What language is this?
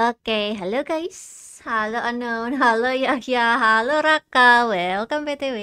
Indonesian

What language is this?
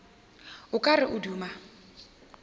Northern Sotho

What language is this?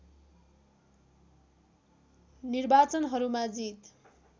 Nepali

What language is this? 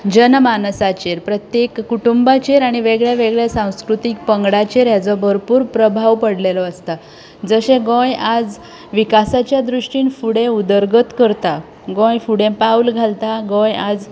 Konkani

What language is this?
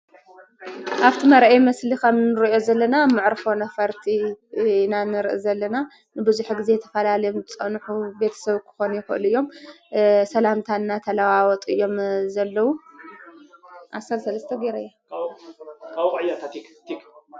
Tigrinya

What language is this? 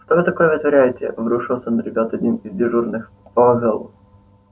Russian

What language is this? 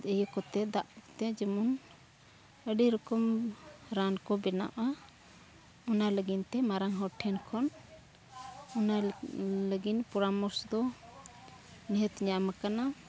Santali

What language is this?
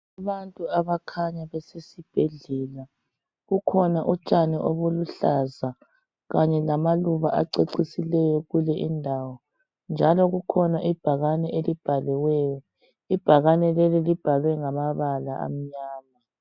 North Ndebele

